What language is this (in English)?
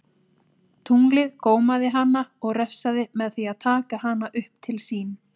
Icelandic